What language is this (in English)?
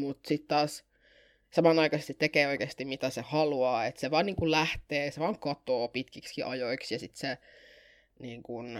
Finnish